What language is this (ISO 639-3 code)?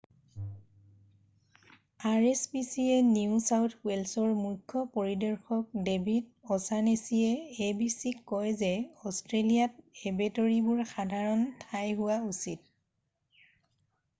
asm